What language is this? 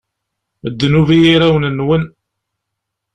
Kabyle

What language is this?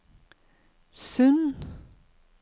Norwegian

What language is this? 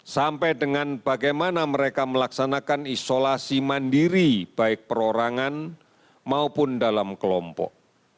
Indonesian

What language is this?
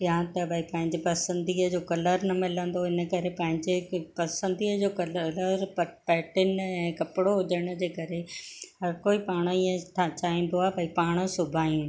Sindhi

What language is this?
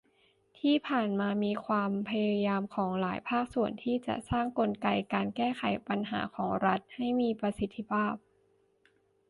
Thai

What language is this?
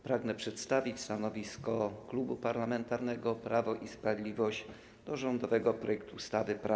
Polish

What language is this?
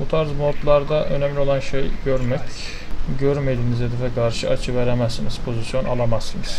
Turkish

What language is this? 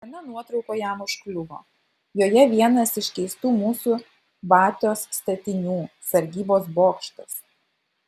Lithuanian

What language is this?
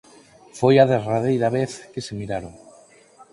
Galician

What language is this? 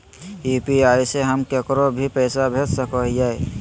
Magahi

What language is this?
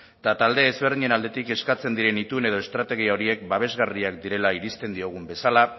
Basque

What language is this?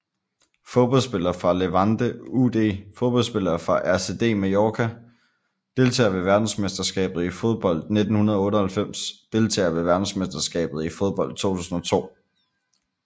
Danish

